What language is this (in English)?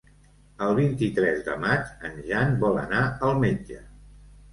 Catalan